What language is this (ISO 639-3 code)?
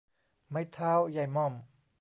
tha